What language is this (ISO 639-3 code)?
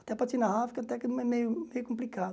por